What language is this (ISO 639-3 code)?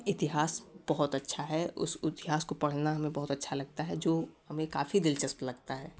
hin